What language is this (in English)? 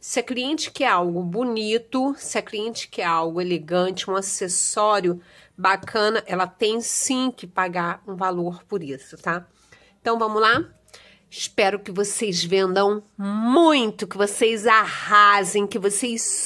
Portuguese